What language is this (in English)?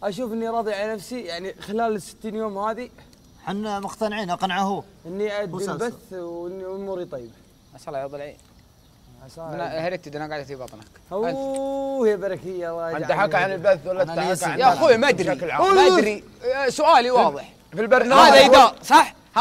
Arabic